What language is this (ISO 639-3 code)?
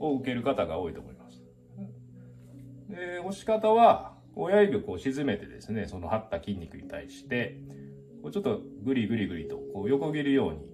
jpn